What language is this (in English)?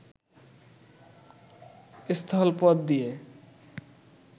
Bangla